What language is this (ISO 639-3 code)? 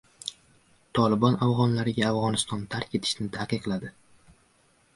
uzb